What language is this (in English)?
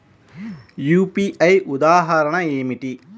Telugu